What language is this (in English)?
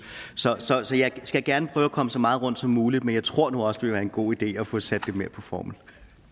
Danish